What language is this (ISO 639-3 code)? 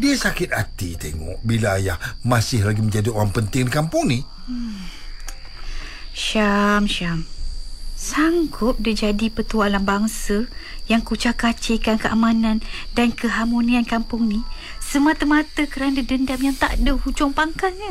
msa